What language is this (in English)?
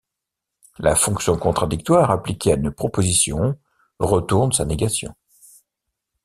French